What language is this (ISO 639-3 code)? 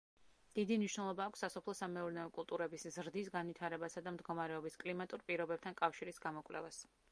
kat